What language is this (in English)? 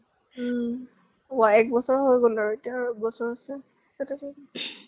Assamese